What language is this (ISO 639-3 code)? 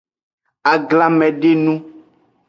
ajg